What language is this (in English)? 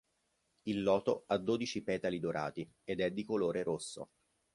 Italian